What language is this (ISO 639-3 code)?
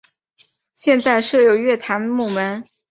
zho